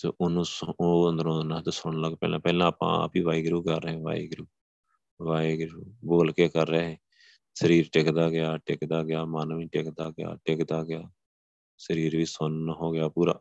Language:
Punjabi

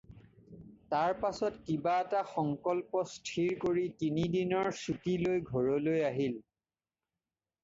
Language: Assamese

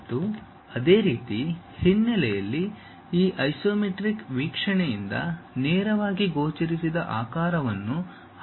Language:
Kannada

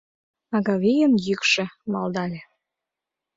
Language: Mari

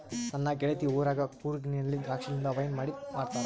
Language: Kannada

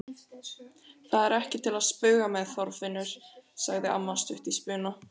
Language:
Icelandic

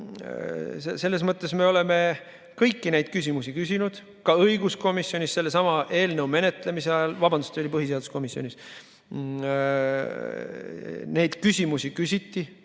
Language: Estonian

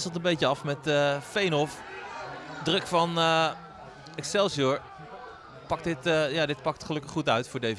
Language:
Dutch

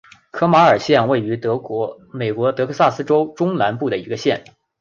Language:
Chinese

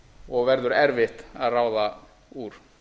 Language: Icelandic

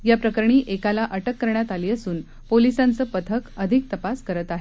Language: Marathi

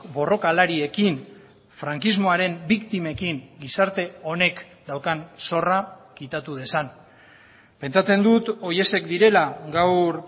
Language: Basque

